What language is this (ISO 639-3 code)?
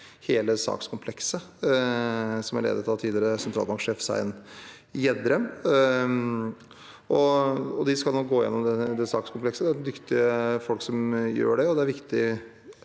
nor